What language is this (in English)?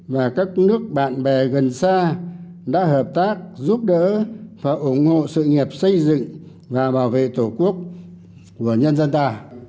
Vietnamese